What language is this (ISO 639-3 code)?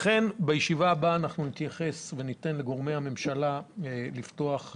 heb